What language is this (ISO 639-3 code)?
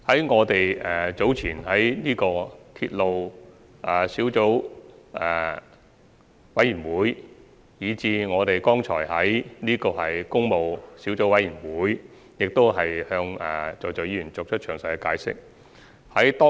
yue